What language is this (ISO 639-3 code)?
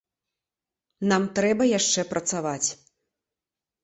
bel